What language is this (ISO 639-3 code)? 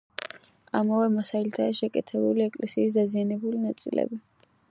kat